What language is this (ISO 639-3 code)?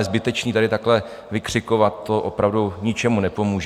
ces